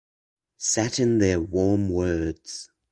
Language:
English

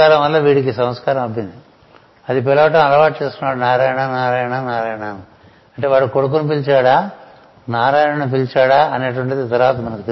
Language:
Telugu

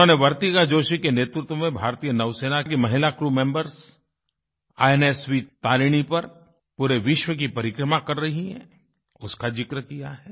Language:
Hindi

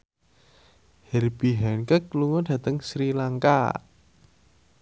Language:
Javanese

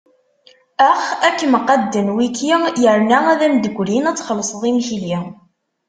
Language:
Kabyle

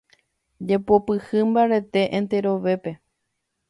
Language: Guarani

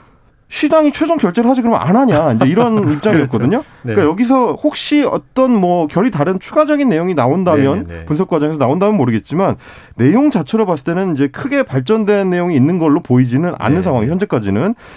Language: Korean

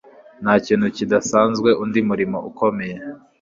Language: Kinyarwanda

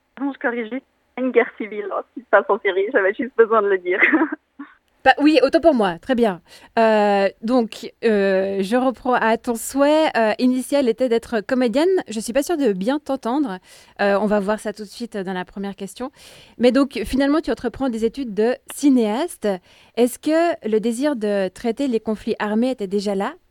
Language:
French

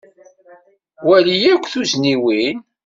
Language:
Kabyle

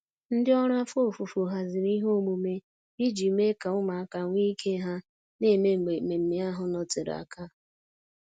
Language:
Igbo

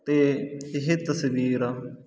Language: Punjabi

